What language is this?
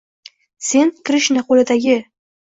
Uzbek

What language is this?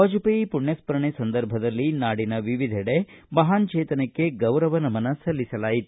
Kannada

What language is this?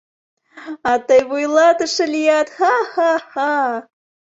Mari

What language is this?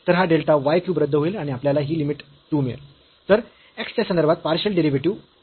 Marathi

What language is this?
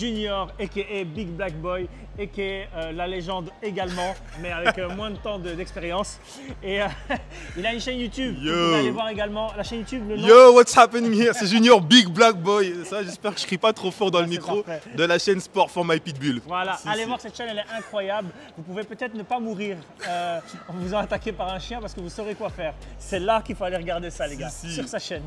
French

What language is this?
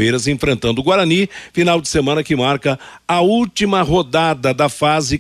Portuguese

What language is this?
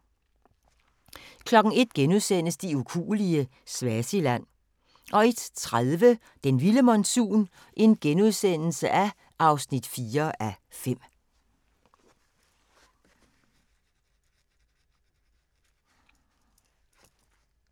Danish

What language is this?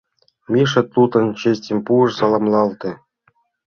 Mari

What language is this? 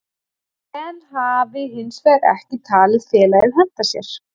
Icelandic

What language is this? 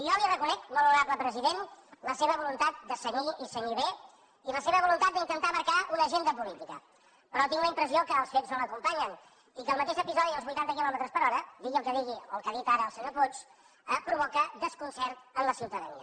Catalan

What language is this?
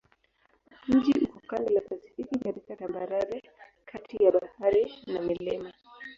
Swahili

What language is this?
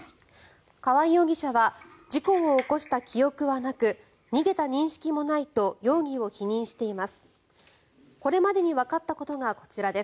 Japanese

